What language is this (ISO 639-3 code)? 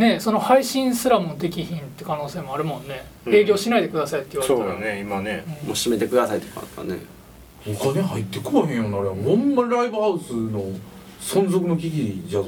jpn